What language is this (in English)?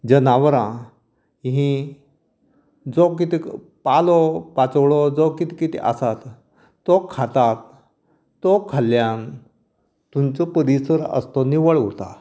Konkani